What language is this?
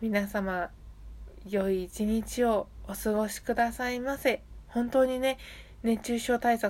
Japanese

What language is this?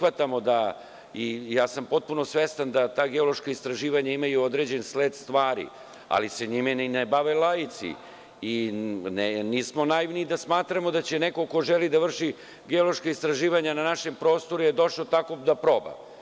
Serbian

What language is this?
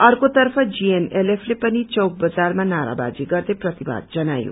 Nepali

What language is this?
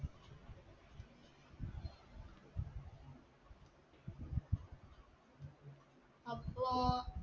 Malayalam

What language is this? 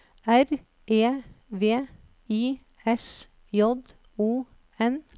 Norwegian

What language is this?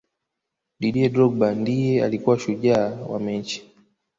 Swahili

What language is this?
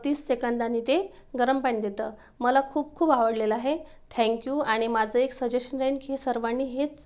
Marathi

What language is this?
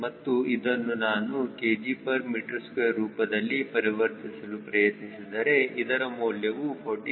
Kannada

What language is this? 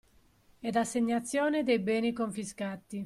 Italian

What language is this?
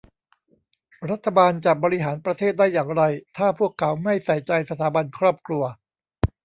Thai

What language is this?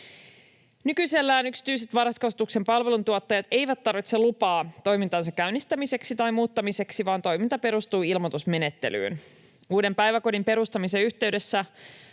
Finnish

